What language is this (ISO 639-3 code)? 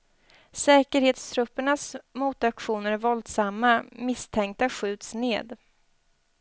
swe